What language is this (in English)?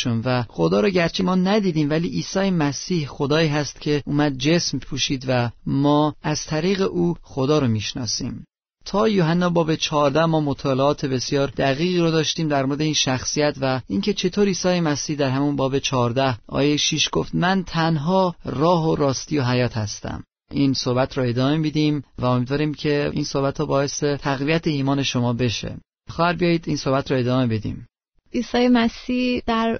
Persian